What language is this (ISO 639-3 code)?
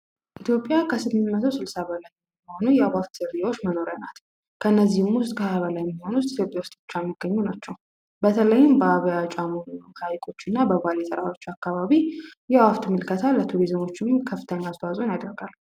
amh